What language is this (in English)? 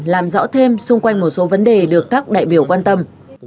Vietnamese